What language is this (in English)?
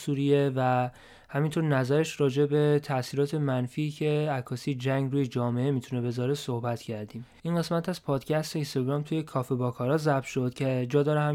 Persian